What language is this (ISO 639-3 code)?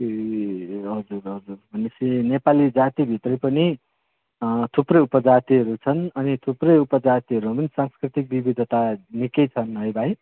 nep